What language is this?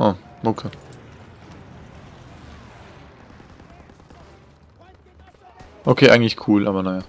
German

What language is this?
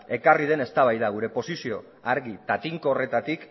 Basque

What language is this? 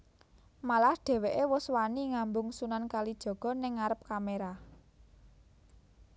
Javanese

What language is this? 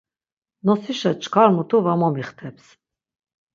Laz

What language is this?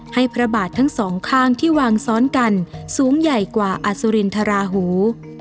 Thai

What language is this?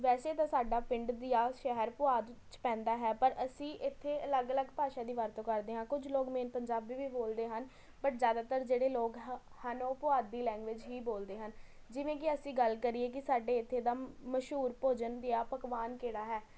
Punjabi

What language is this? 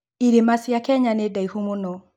Kikuyu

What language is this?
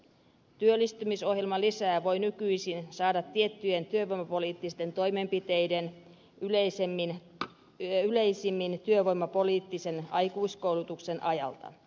Finnish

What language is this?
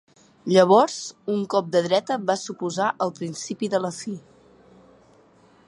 Catalan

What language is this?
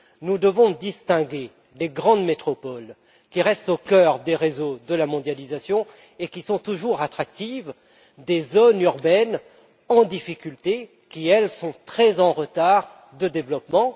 French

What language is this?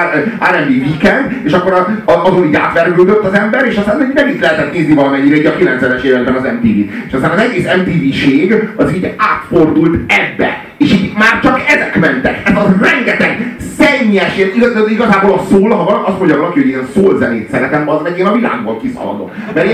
Hungarian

